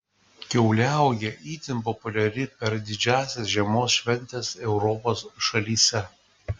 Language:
Lithuanian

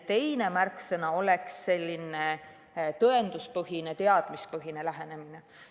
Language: Estonian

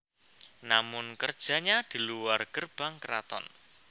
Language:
Javanese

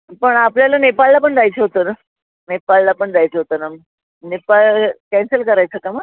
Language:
Marathi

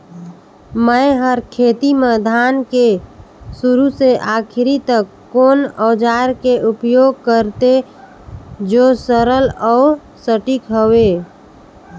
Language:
Chhattisgarhi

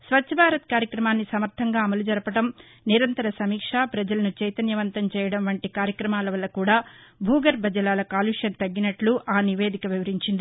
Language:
Telugu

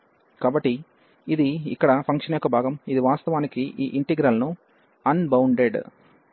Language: Telugu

